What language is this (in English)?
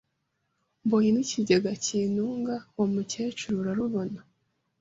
Kinyarwanda